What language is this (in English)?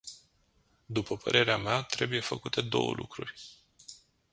Romanian